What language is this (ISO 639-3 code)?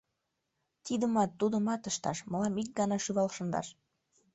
chm